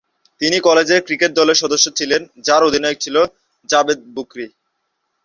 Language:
Bangla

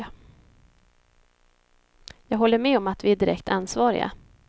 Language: Swedish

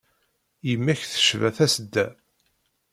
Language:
Kabyle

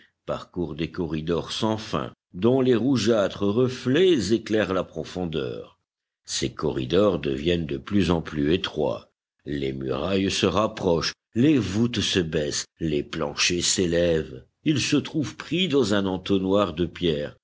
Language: French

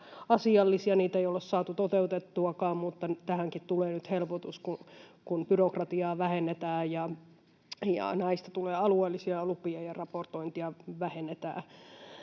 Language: Finnish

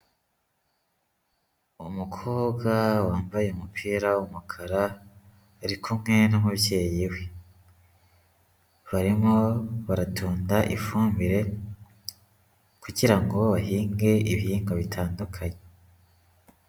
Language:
Kinyarwanda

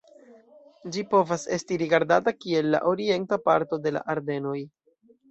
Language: Esperanto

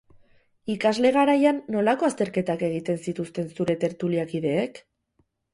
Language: Basque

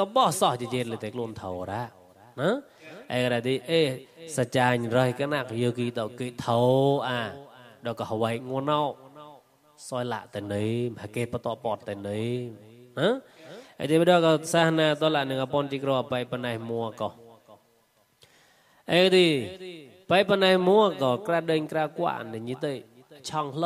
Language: Thai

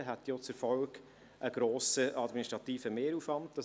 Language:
Swiss German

